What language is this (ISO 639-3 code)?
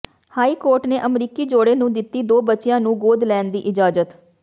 pan